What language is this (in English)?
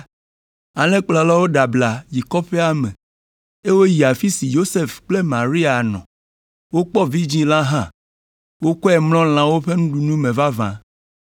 Ewe